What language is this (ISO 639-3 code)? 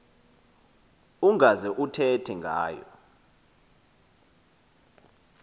xho